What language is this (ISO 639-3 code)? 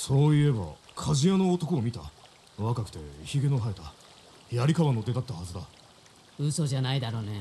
jpn